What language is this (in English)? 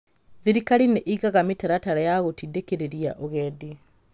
Kikuyu